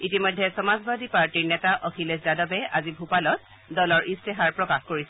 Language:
Assamese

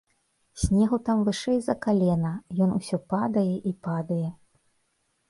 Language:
Belarusian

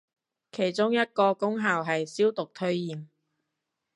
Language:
Cantonese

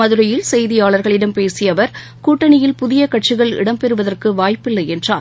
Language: Tamil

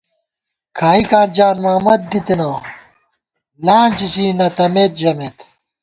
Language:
Gawar-Bati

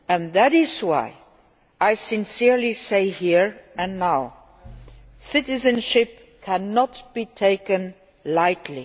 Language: English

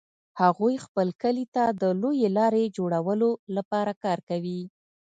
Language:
Pashto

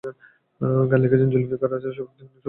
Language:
Bangla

